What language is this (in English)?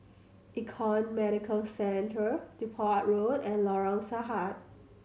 English